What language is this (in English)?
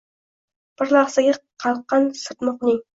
Uzbek